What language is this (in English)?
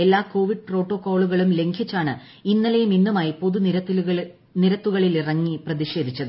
Malayalam